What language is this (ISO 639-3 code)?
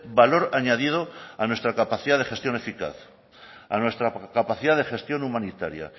spa